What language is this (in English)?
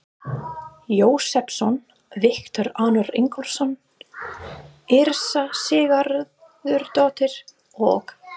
Icelandic